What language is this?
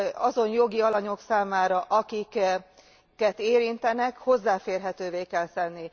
Hungarian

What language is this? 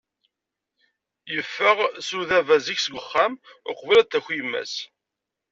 Kabyle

